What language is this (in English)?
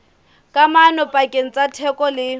Southern Sotho